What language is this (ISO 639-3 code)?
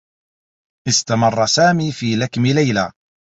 ara